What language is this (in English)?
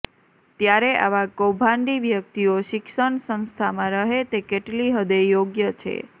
Gujarati